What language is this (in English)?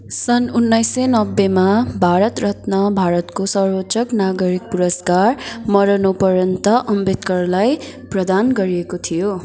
Nepali